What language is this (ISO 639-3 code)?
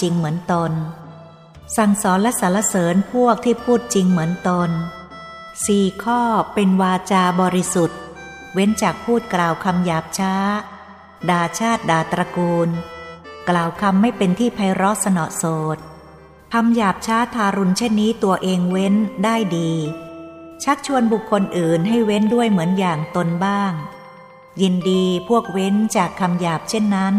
tha